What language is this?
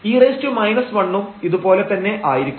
Malayalam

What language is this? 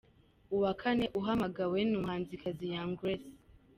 Kinyarwanda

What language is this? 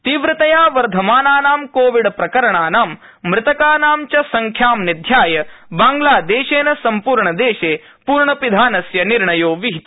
Sanskrit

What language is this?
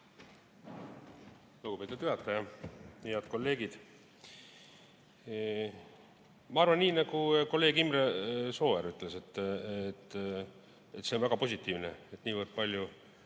Estonian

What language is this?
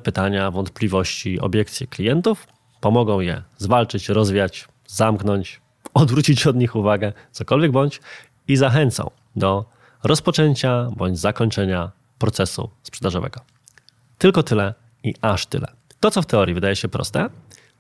Polish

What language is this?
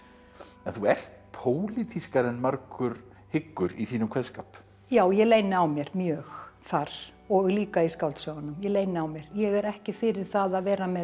Icelandic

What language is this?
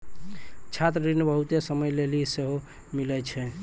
Maithili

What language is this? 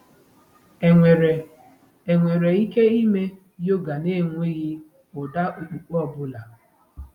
Igbo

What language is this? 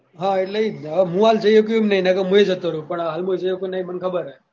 Gujarati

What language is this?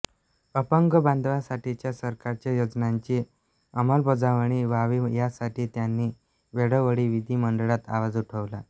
Marathi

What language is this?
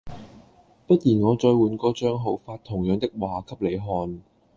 Cantonese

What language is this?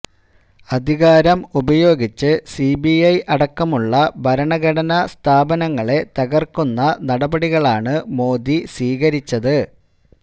Malayalam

